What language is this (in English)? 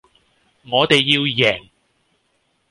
Cantonese